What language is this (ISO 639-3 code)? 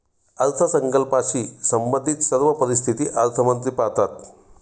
mar